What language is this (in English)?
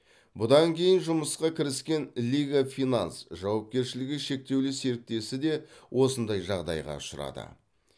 Kazakh